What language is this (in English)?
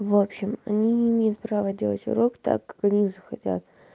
Russian